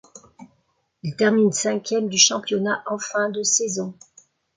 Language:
French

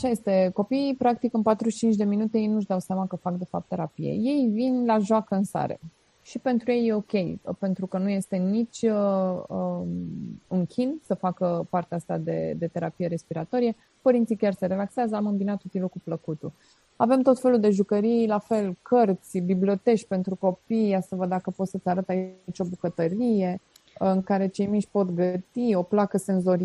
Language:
Romanian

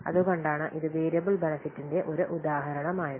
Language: Malayalam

